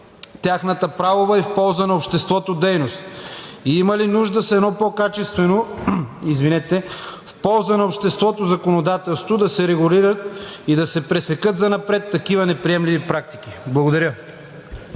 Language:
Bulgarian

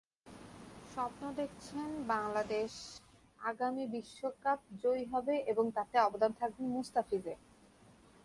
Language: Bangla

